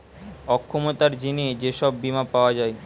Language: Bangla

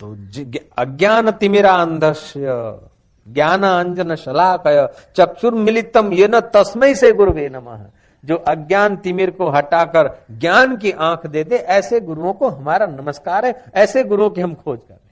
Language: Hindi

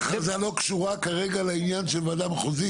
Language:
Hebrew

